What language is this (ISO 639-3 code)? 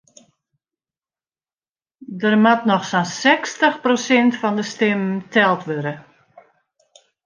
fry